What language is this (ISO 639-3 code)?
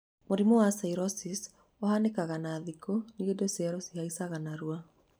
kik